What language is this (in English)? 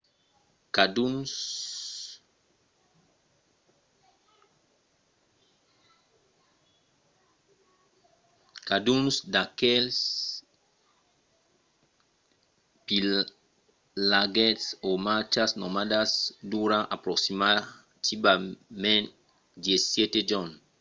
Occitan